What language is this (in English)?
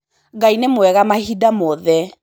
Kikuyu